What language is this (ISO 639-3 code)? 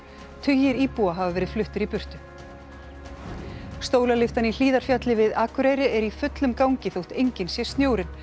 isl